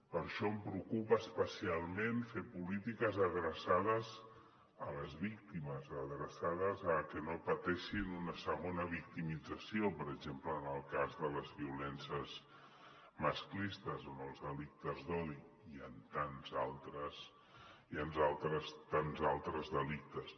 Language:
Catalan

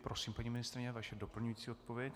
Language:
Czech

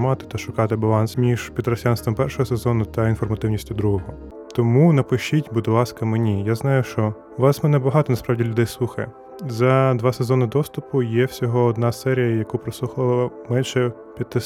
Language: Ukrainian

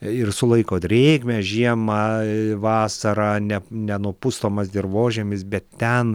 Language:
Lithuanian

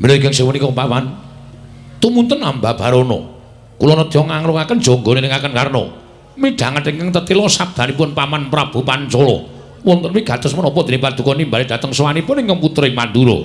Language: Indonesian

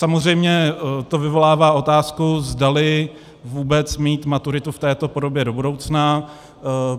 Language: Czech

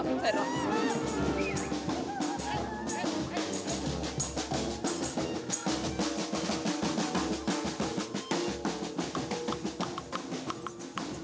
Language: Icelandic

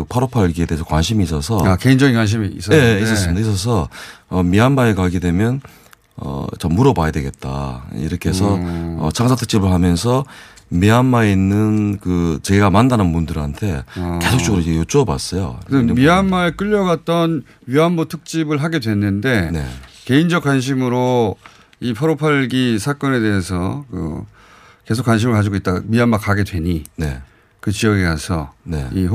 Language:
Korean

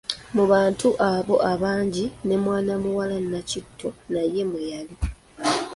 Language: Ganda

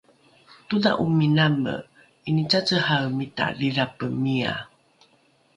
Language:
Rukai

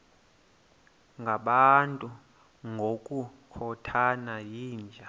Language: Xhosa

